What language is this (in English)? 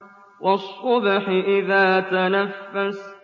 Arabic